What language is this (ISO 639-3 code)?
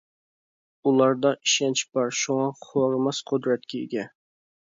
uig